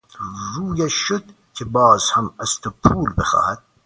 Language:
Persian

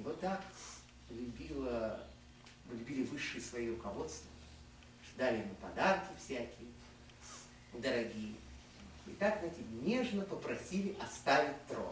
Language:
Russian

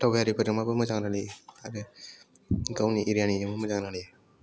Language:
Bodo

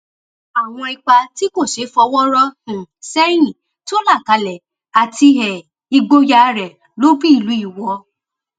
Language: Yoruba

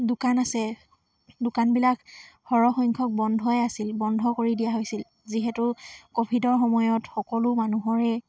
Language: Assamese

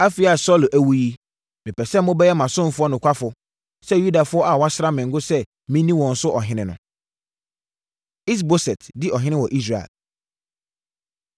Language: Akan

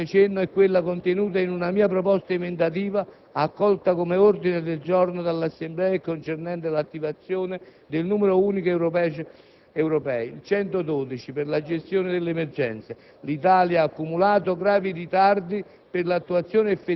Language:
Italian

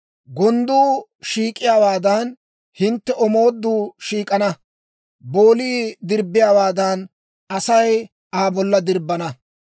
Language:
Dawro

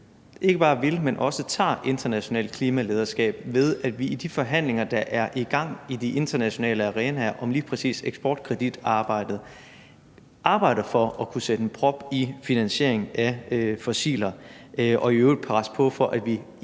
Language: Danish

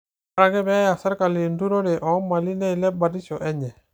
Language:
Masai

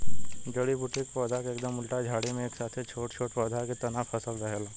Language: Bhojpuri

